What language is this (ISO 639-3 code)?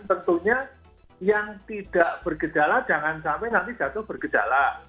ind